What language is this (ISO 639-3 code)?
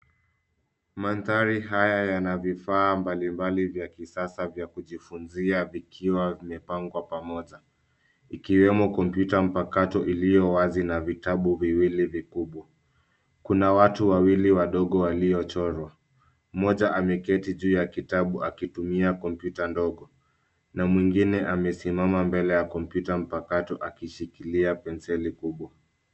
swa